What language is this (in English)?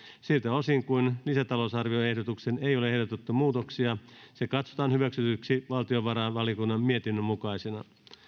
Finnish